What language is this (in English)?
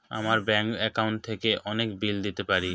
Bangla